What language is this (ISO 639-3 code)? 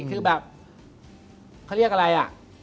tha